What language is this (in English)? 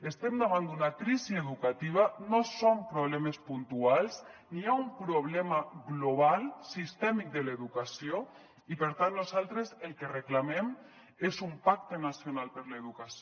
Catalan